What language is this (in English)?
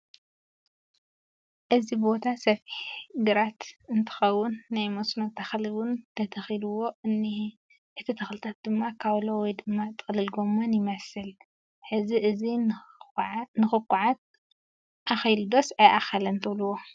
Tigrinya